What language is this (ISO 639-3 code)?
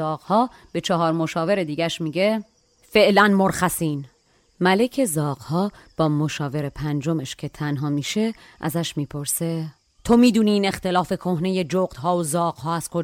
fas